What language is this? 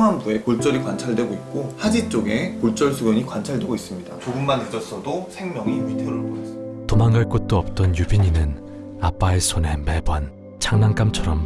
Korean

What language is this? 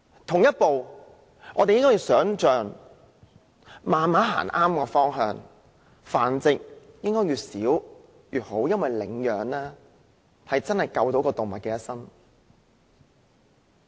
Cantonese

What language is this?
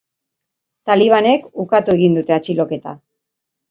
Basque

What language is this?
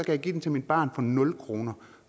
Danish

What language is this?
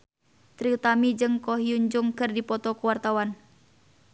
Sundanese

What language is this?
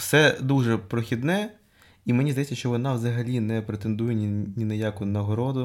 Ukrainian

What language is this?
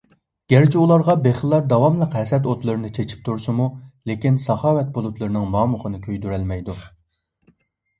Uyghur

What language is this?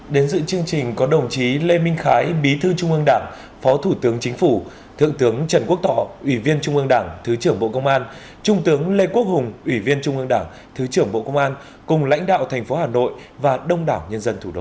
Vietnamese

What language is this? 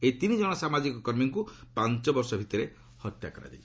Odia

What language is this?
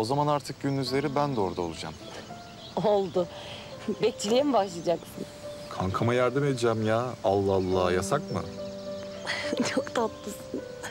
Turkish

